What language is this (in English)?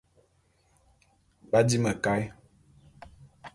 Bulu